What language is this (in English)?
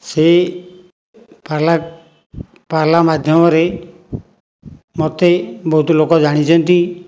Odia